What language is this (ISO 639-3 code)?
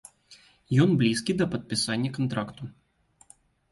bel